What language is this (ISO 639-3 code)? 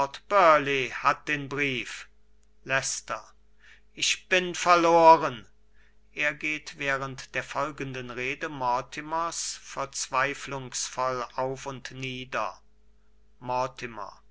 deu